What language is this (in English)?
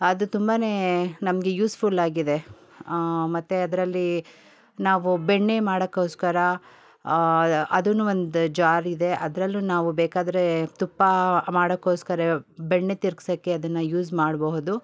Kannada